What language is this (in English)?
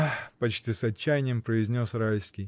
Russian